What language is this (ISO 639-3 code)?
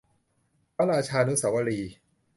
tha